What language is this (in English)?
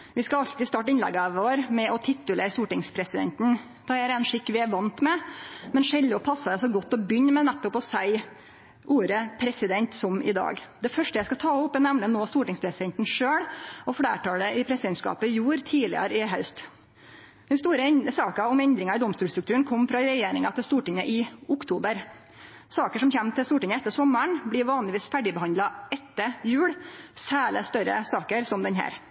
Norwegian Nynorsk